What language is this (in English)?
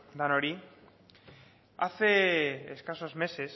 Spanish